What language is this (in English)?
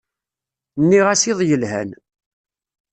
Kabyle